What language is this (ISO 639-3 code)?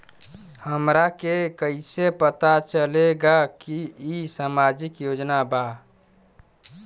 bho